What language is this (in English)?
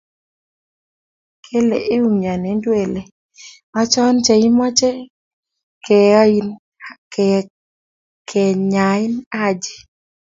Kalenjin